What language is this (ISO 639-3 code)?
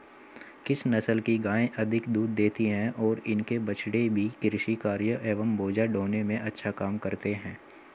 hin